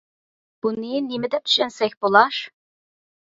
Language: Uyghur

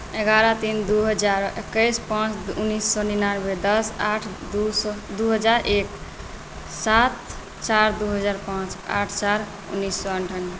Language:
Maithili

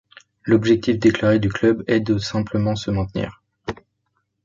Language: French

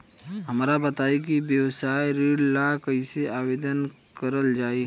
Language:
Bhojpuri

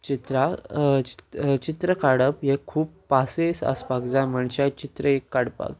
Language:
Konkani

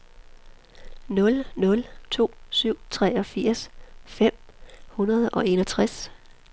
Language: Danish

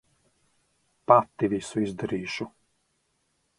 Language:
Latvian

